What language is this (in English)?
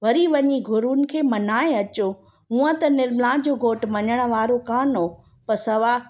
Sindhi